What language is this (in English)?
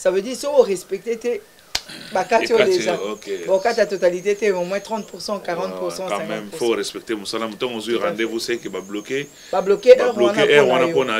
French